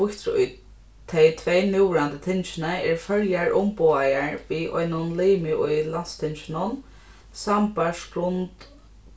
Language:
Faroese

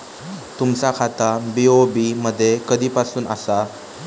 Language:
Marathi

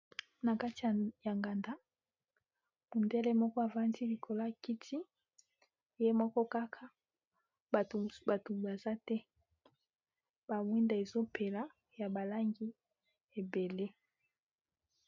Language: Lingala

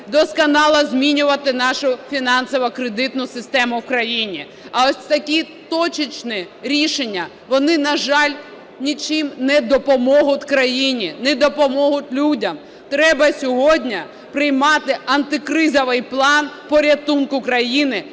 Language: Ukrainian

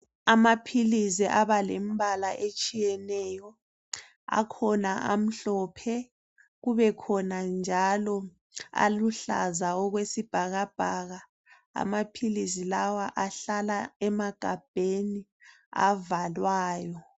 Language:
North Ndebele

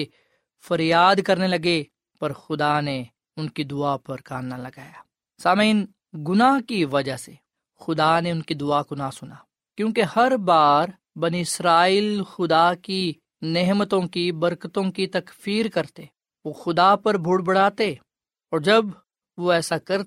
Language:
Urdu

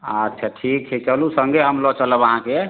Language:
Maithili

